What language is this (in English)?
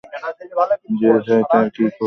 Bangla